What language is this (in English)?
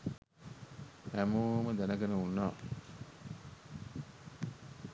Sinhala